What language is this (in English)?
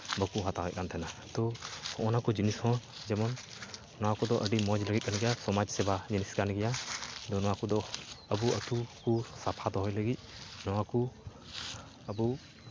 Santali